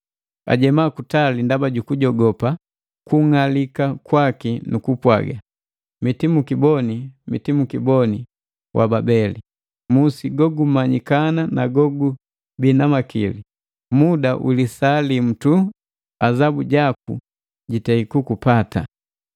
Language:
Matengo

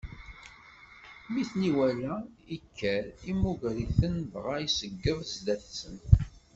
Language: Kabyle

